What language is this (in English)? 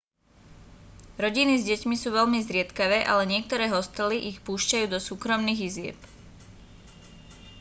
Slovak